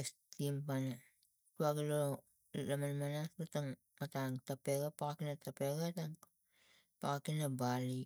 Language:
Tigak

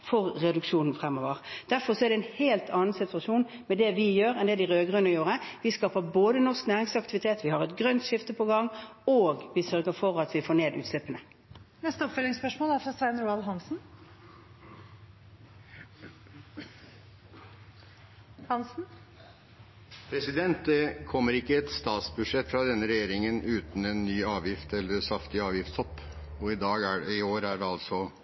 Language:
Norwegian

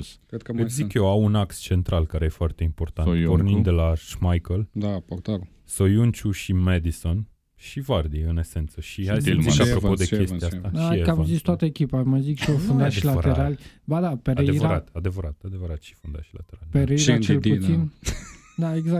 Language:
Romanian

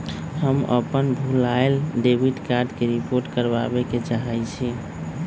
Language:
Magahi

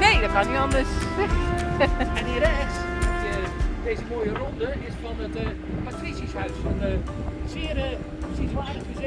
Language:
Dutch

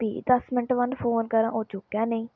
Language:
Dogri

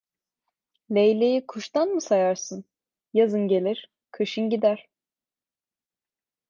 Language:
Turkish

